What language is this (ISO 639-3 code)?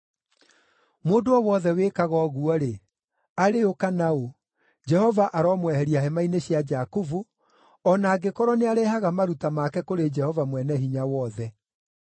kik